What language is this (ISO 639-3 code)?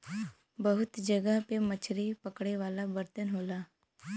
bho